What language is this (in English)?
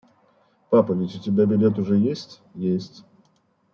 Russian